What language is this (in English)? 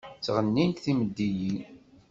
Kabyle